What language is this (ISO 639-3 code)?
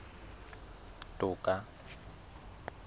sot